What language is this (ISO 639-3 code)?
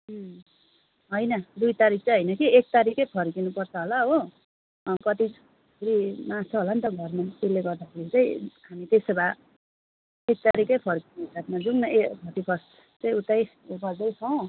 nep